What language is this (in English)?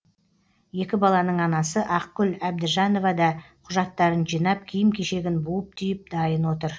Kazakh